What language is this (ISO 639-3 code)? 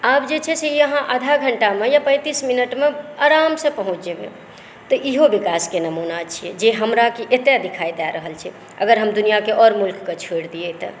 mai